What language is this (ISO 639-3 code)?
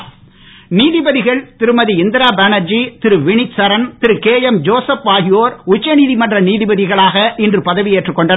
tam